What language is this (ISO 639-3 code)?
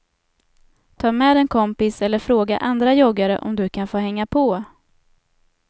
swe